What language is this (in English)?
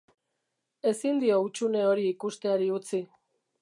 Basque